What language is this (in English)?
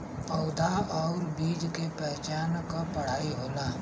Bhojpuri